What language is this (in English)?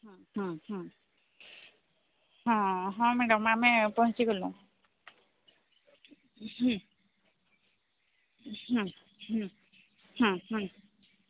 Odia